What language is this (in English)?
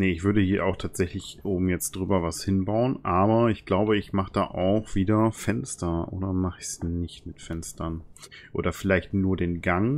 German